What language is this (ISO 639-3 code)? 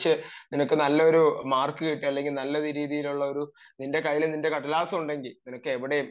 mal